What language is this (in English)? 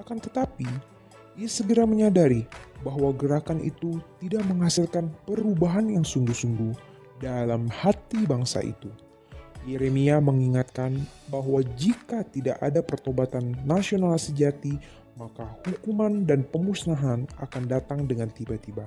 Indonesian